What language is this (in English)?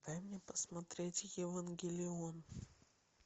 Russian